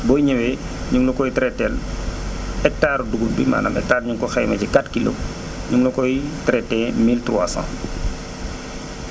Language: Wolof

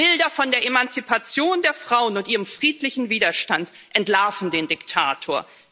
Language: German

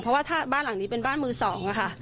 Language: Thai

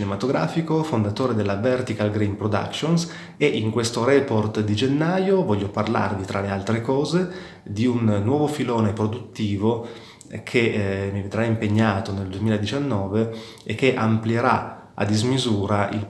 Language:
Italian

